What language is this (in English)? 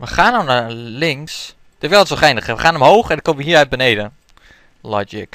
Dutch